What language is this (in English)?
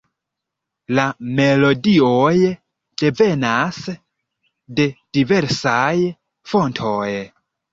Esperanto